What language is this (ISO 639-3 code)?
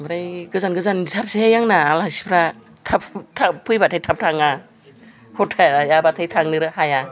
brx